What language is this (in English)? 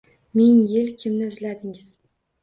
Uzbek